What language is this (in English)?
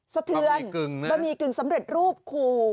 Thai